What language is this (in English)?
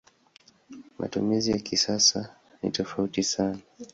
Swahili